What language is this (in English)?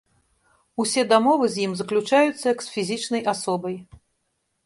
Belarusian